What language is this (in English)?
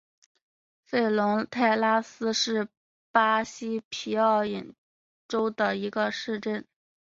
Chinese